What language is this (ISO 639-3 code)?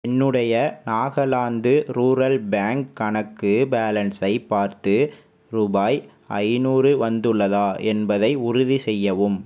tam